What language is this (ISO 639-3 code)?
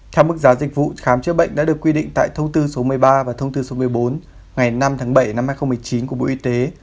vie